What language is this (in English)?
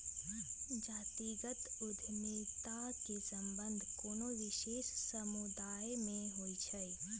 Magahi